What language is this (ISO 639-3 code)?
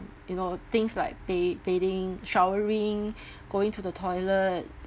eng